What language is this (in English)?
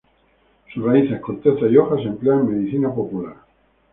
Spanish